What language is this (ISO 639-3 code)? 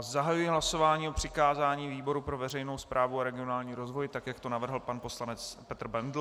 ces